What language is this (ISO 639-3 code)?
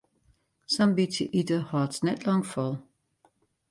fry